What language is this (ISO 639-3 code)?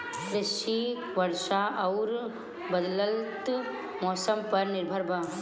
bho